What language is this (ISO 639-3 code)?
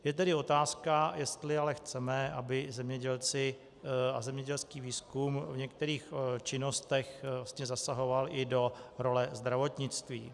ces